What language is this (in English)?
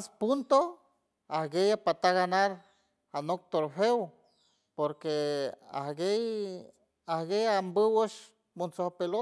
San Francisco Del Mar Huave